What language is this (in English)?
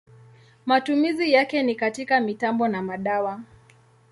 Swahili